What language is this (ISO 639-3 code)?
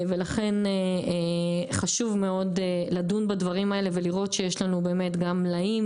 heb